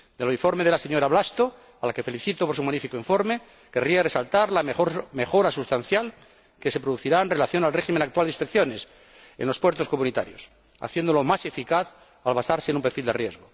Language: Spanish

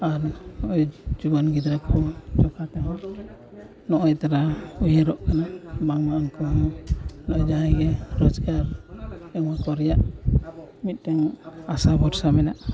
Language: Santali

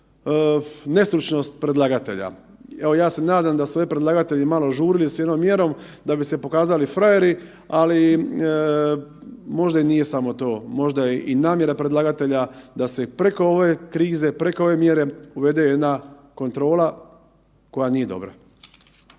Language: Croatian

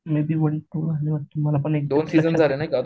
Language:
Marathi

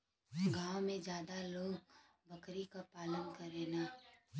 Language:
Bhojpuri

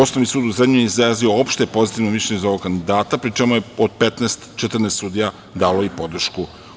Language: Serbian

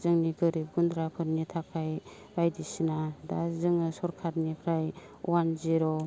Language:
Bodo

